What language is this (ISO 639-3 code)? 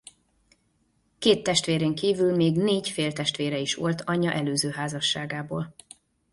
hun